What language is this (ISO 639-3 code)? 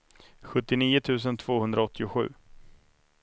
swe